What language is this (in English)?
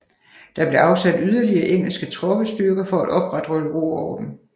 Danish